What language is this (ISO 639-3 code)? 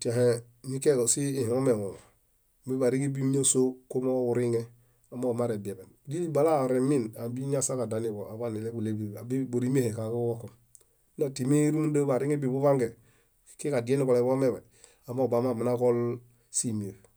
bda